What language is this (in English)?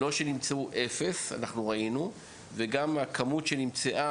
Hebrew